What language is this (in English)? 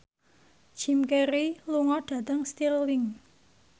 Javanese